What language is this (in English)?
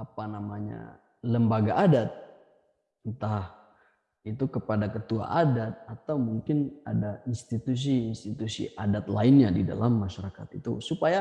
Indonesian